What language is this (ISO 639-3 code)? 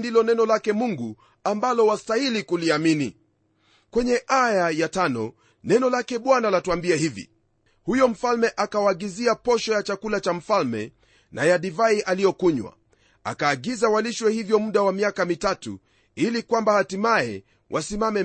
swa